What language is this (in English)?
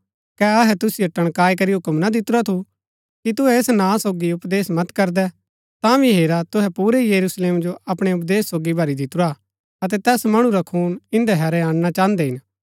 Gaddi